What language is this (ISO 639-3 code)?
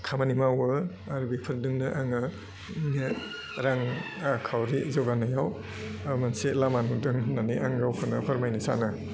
brx